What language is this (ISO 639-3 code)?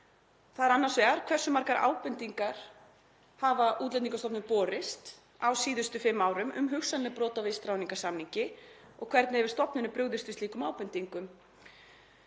isl